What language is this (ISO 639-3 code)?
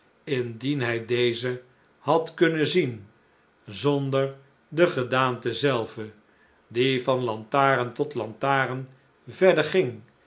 nld